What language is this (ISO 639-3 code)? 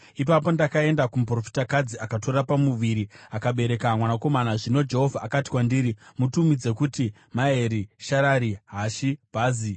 sna